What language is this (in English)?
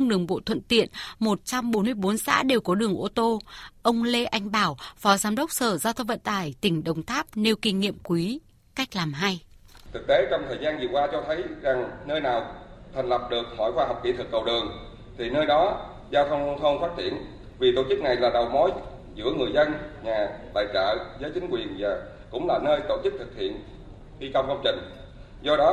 Vietnamese